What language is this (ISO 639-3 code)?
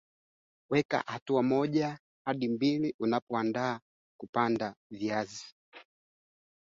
swa